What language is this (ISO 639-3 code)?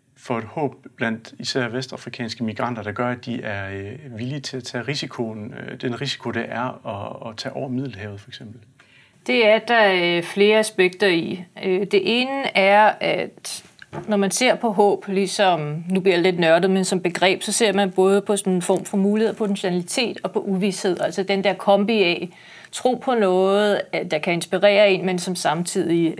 dan